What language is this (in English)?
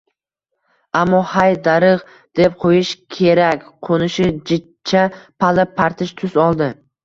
Uzbek